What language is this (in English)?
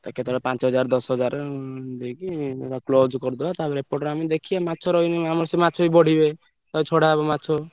Odia